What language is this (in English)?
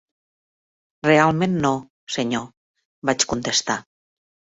Catalan